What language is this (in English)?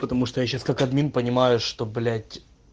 Russian